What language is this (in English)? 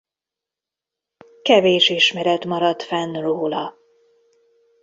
Hungarian